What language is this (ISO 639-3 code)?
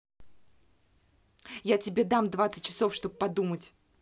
rus